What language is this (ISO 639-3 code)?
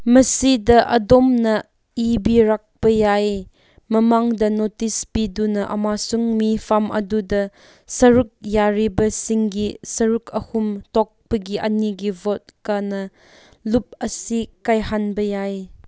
mni